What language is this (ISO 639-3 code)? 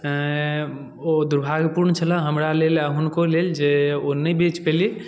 mai